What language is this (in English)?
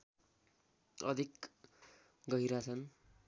Nepali